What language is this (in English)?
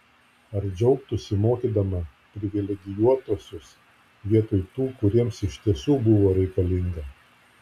Lithuanian